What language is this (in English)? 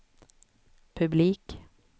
Swedish